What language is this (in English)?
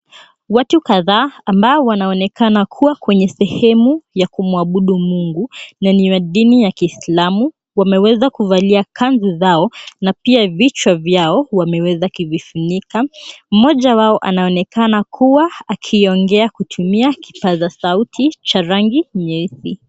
Swahili